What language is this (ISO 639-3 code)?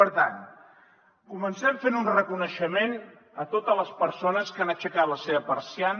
cat